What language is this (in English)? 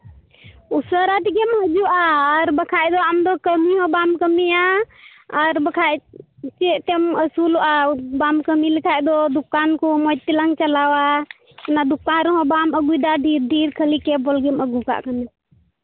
Santali